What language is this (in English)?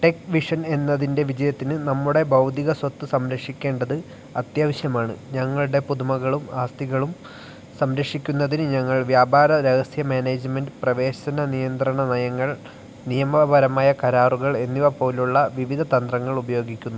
Malayalam